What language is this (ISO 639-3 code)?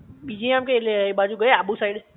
guj